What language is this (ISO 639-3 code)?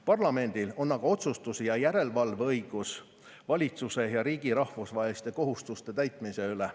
est